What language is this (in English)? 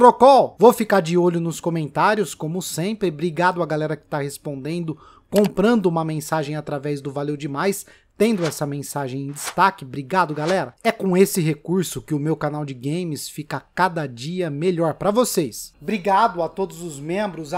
Portuguese